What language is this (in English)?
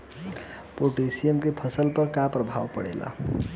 Bhojpuri